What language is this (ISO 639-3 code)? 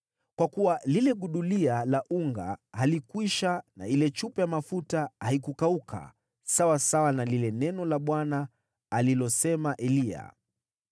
swa